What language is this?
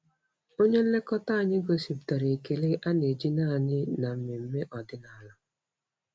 Igbo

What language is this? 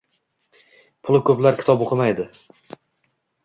Uzbek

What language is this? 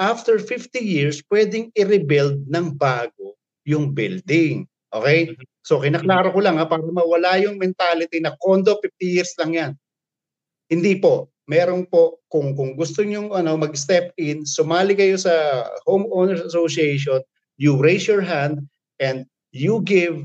Filipino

